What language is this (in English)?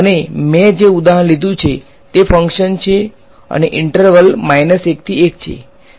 Gujarati